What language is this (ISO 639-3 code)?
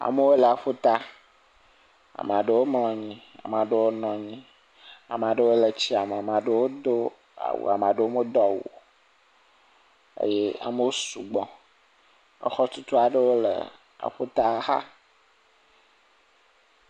ewe